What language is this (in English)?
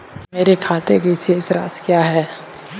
Hindi